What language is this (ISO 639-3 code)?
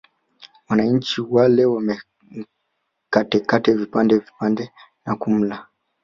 swa